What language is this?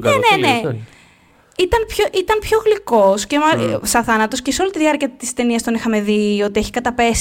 Greek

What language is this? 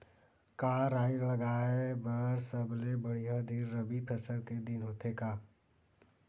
Chhattisgarhi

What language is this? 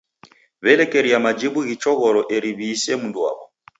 Taita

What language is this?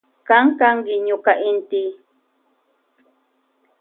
Loja Highland Quichua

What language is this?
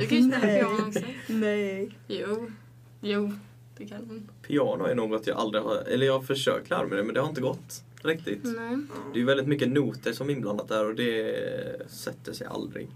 Swedish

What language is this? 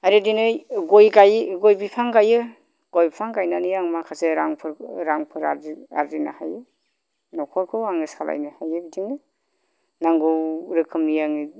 Bodo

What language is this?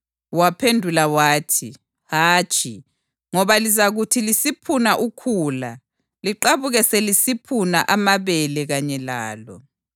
North Ndebele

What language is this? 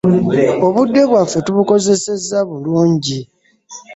Ganda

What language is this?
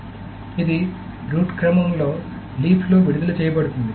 Telugu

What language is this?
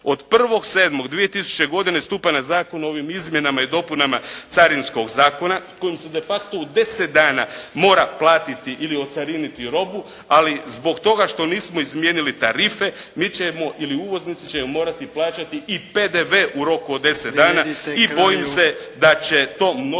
Croatian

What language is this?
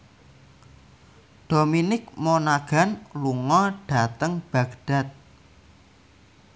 Javanese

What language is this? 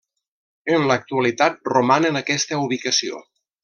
Catalan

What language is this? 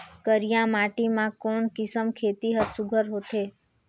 Chhattisgarhi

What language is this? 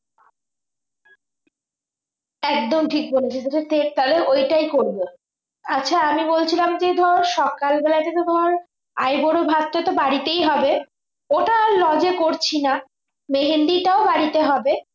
Bangla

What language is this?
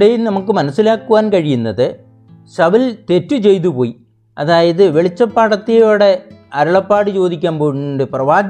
Malayalam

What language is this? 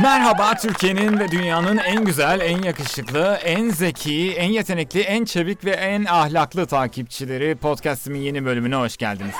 Turkish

